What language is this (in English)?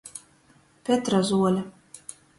Latgalian